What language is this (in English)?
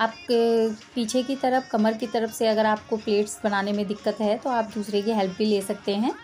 Hindi